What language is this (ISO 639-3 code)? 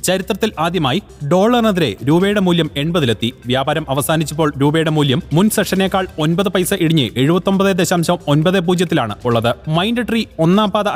mal